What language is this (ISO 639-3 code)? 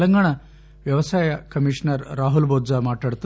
tel